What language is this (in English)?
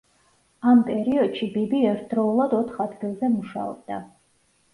Georgian